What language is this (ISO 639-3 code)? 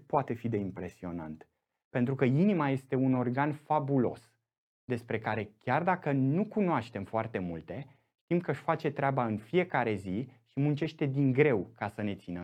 ron